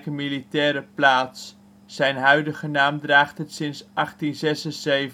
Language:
Dutch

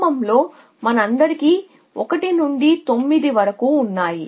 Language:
Telugu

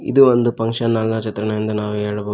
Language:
Kannada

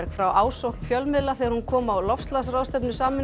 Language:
Icelandic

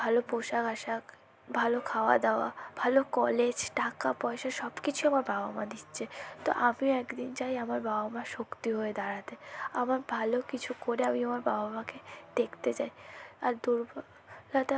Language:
Bangla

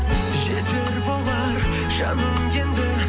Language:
Kazakh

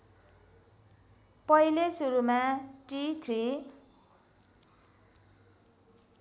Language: Nepali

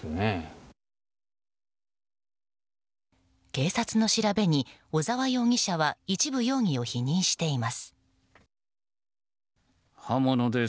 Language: Japanese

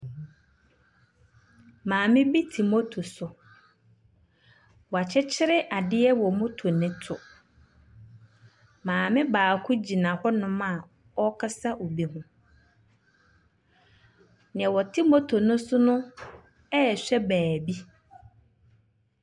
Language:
Akan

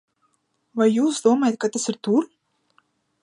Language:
Latvian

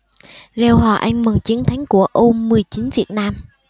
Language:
Vietnamese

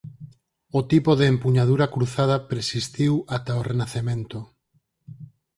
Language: Galician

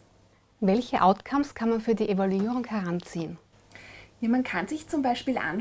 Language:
German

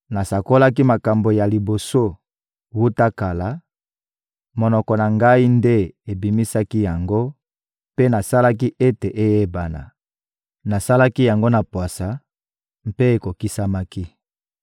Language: Lingala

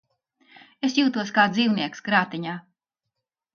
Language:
Latvian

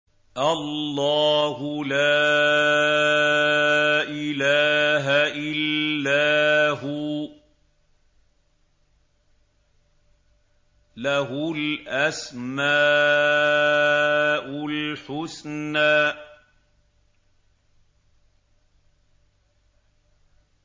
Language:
Arabic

